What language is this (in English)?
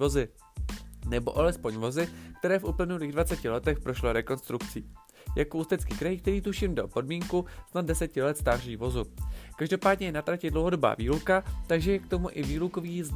Czech